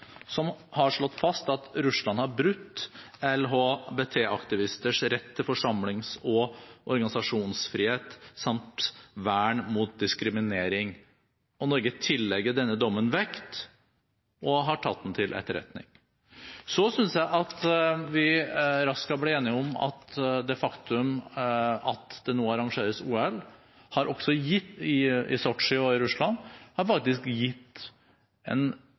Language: Norwegian Bokmål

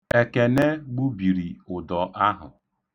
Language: Igbo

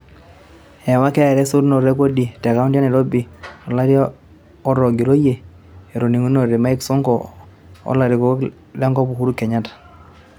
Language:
Masai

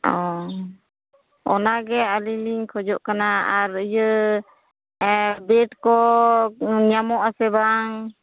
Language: Santali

